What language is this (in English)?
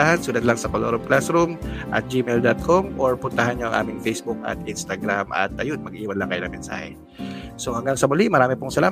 Filipino